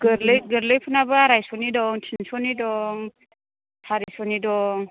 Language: Bodo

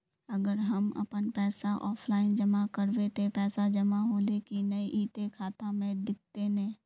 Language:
Magahi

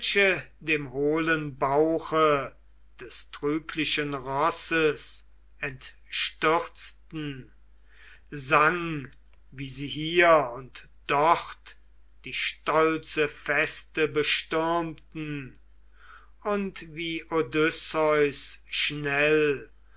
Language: German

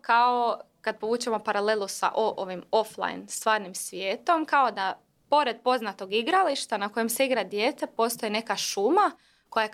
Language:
Croatian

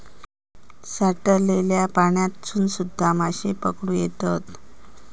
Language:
Marathi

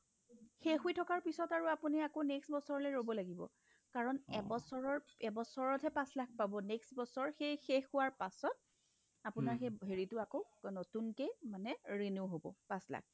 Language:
Assamese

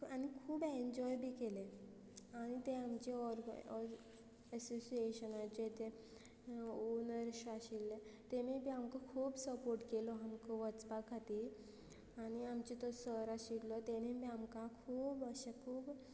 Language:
Konkani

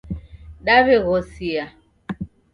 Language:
Taita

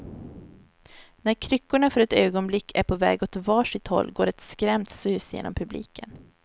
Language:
Swedish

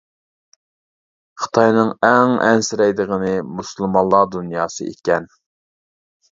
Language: Uyghur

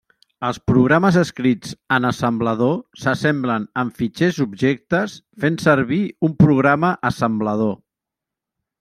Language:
Catalan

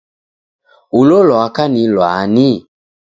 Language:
Taita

